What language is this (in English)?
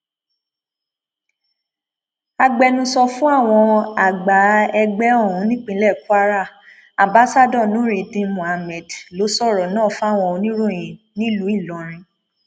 Yoruba